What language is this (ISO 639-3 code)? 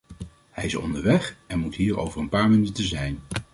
nld